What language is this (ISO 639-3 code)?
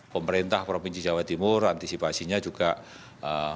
ind